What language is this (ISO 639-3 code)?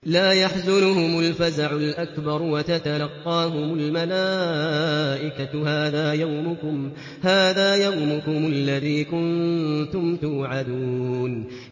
ara